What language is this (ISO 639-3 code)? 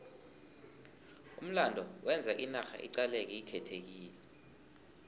nbl